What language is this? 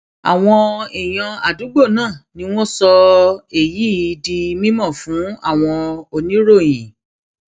Yoruba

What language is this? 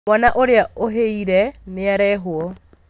Kikuyu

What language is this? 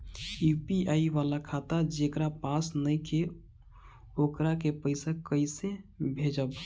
Bhojpuri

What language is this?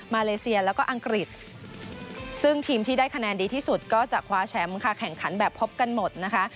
Thai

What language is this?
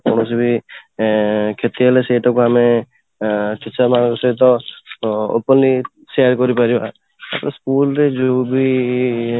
Odia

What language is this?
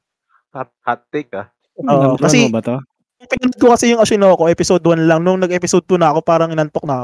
Filipino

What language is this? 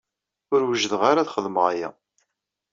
Kabyle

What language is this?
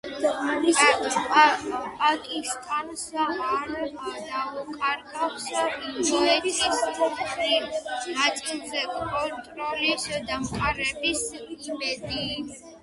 Georgian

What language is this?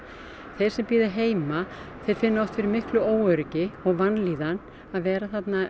Icelandic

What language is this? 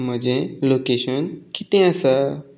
Konkani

